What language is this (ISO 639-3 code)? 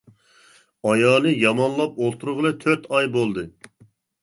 uig